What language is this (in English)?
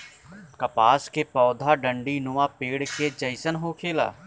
Bhojpuri